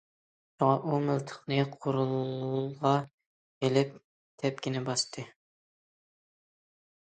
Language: Uyghur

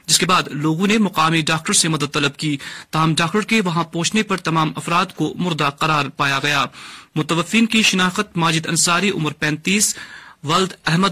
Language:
Urdu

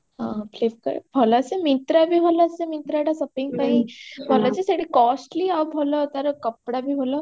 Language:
Odia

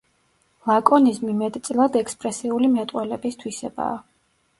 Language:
Georgian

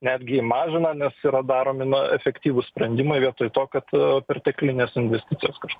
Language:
Lithuanian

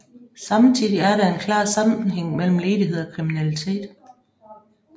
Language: Danish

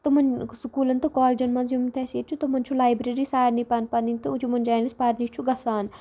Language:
Kashmiri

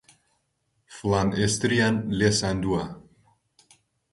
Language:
Central Kurdish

